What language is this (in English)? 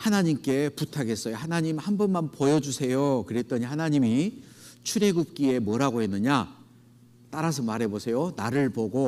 Korean